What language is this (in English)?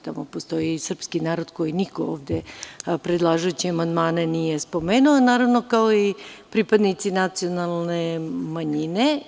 Serbian